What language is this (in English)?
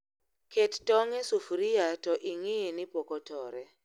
Luo (Kenya and Tanzania)